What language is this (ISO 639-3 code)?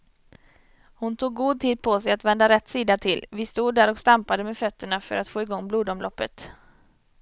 swe